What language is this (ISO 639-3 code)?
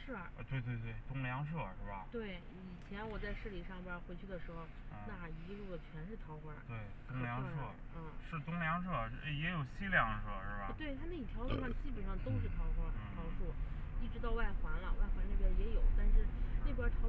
zho